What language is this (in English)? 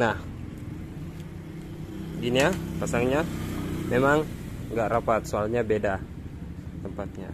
Indonesian